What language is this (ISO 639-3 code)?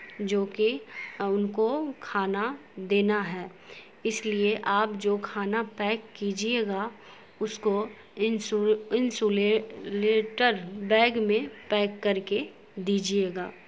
urd